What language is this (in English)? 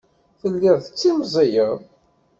Kabyle